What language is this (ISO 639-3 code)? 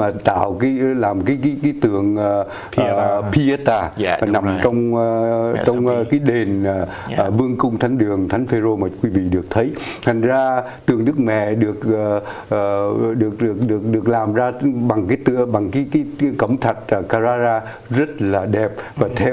vie